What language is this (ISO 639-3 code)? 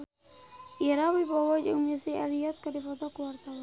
sun